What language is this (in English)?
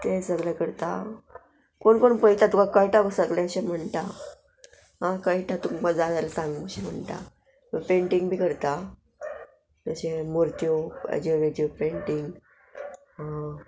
Konkani